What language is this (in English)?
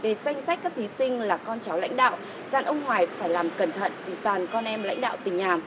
Vietnamese